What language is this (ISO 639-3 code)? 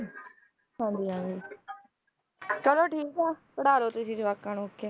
pan